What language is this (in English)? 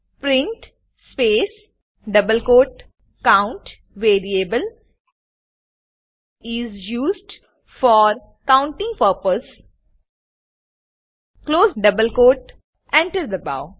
Gujarati